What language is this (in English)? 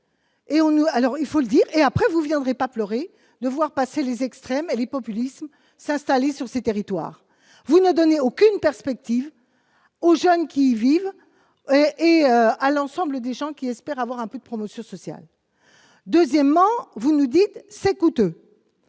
French